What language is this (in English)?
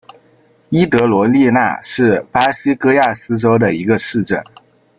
Chinese